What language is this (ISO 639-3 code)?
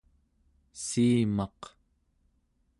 esu